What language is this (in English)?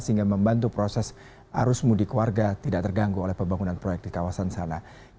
Indonesian